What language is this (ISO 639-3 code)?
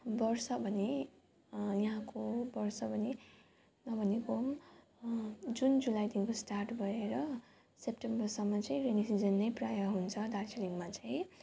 nep